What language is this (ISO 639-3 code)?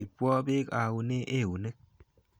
kln